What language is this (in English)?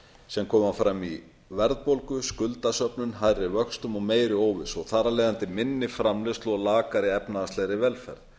Icelandic